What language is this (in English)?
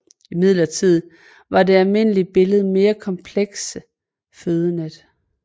Danish